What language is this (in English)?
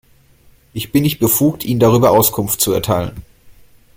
German